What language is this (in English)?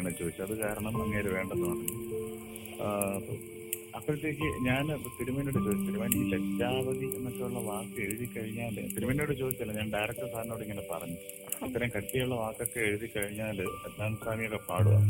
Malayalam